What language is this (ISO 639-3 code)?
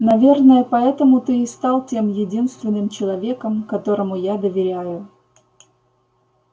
rus